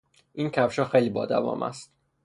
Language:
Persian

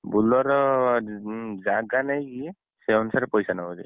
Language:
Odia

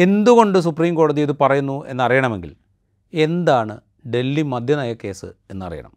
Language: Malayalam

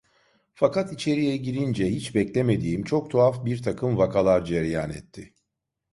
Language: Turkish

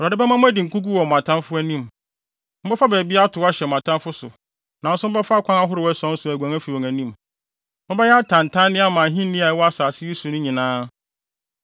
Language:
Akan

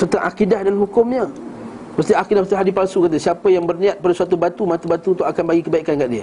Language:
Malay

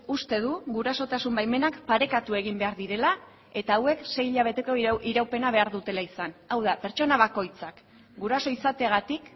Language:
Basque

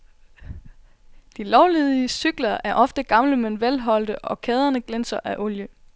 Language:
Danish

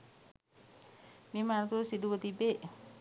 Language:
Sinhala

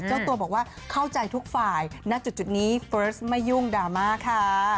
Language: Thai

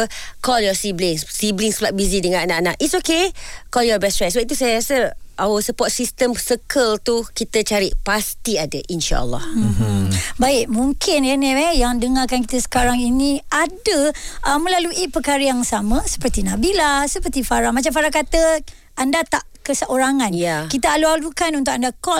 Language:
Malay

